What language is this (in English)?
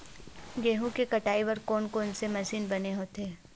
Chhattisgarhi